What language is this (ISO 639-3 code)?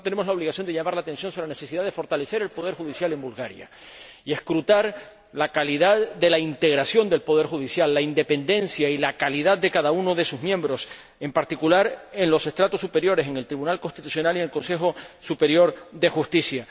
spa